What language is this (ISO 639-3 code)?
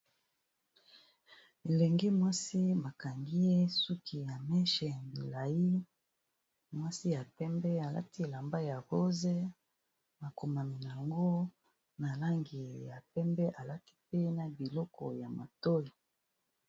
lin